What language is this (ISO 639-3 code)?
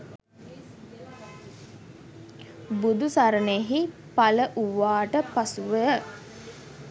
sin